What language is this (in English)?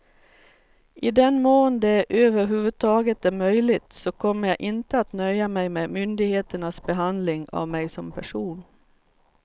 Swedish